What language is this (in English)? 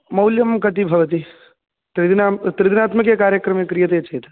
Sanskrit